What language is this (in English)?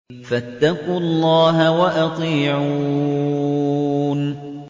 Arabic